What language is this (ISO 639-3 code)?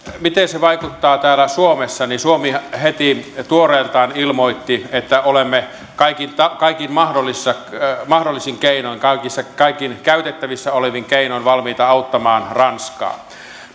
fin